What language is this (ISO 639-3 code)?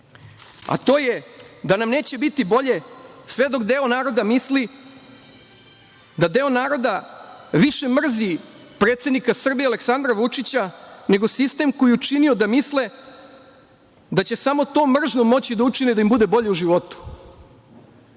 srp